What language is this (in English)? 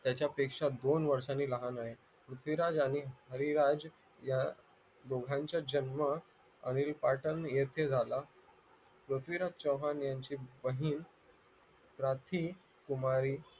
Marathi